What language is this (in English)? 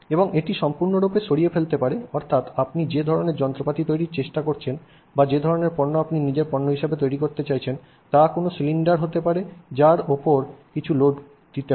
Bangla